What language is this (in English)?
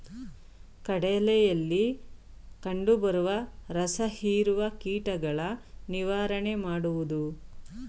Kannada